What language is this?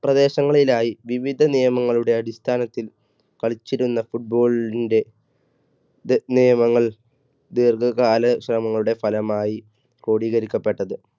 Malayalam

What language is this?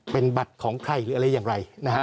Thai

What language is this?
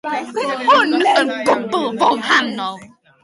Welsh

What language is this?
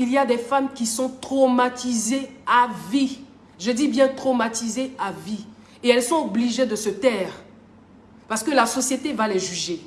French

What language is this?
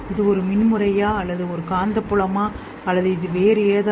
Tamil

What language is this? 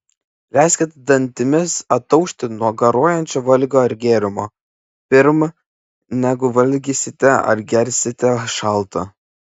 Lithuanian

